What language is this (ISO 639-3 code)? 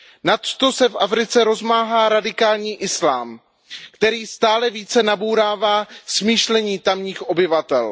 ces